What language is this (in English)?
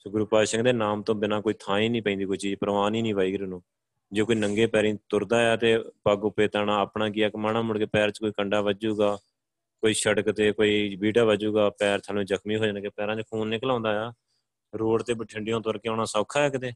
Punjabi